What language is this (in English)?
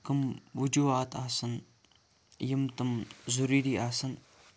Kashmiri